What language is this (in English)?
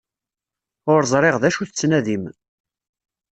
Kabyle